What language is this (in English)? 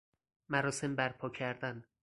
Persian